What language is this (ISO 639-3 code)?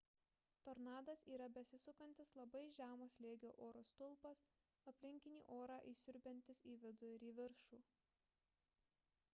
lit